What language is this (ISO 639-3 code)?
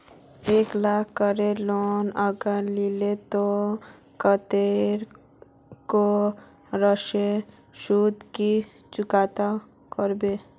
mag